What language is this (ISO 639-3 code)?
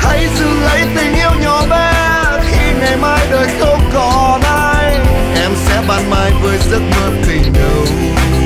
vie